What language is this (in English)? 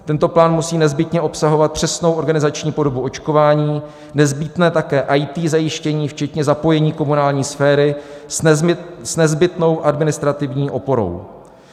Czech